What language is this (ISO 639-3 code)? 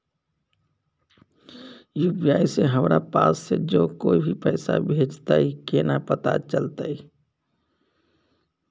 mai